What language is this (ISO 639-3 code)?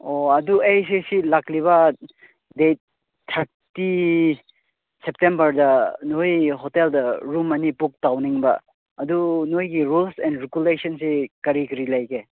mni